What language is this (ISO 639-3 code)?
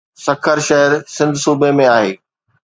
snd